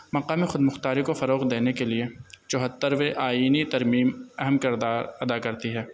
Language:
Urdu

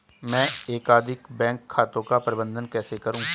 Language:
Hindi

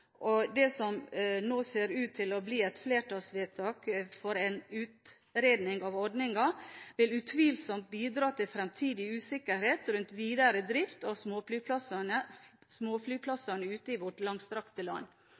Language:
Norwegian Bokmål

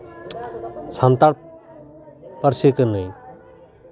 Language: Santali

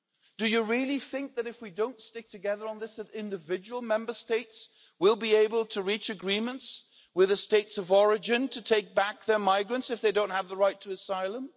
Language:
English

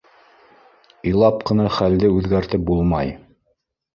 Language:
Bashkir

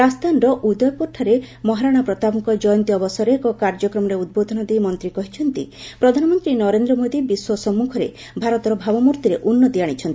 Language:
Odia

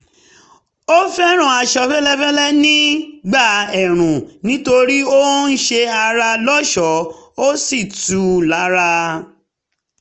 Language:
Yoruba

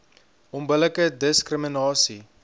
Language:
Afrikaans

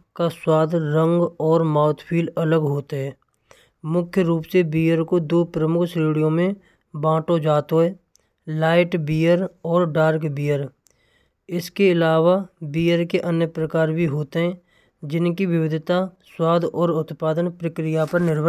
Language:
Braj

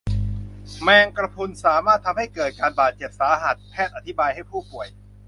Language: Thai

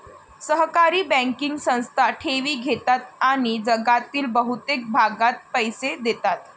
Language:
Marathi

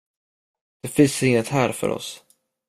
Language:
Swedish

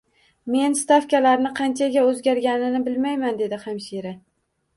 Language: Uzbek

